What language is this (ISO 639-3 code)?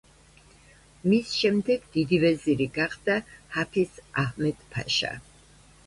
kat